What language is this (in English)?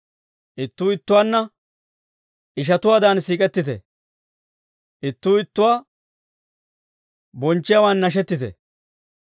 Dawro